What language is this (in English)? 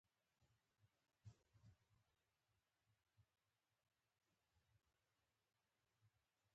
Pashto